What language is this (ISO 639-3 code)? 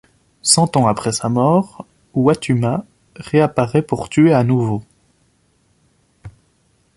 fra